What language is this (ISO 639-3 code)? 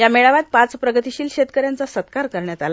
mar